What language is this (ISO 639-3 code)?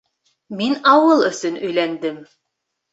bak